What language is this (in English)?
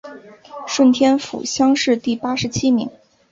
Chinese